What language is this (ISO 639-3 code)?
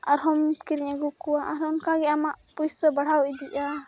sat